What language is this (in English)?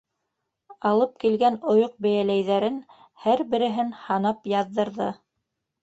Bashkir